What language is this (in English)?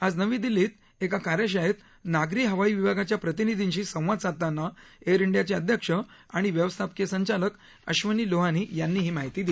Marathi